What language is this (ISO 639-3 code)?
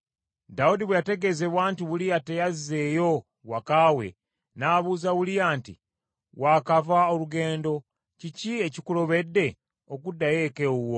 lug